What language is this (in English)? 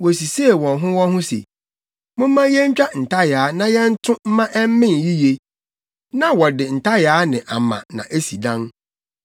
Akan